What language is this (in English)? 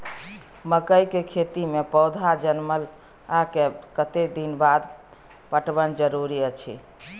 Maithili